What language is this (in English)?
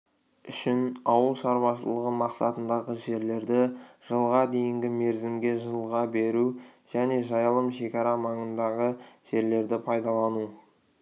Kazakh